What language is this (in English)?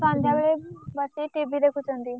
Odia